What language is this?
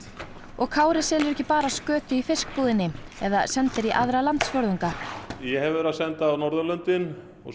Icelandic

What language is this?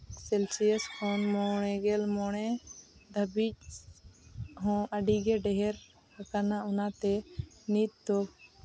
Santali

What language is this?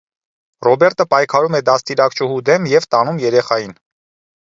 Armenian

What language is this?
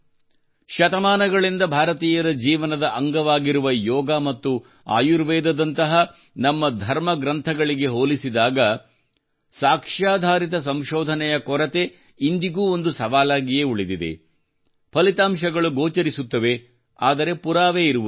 Kannada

